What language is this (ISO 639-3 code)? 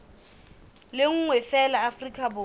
sot